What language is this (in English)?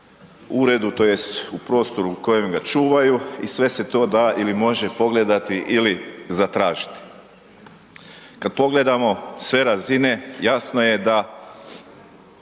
Croatian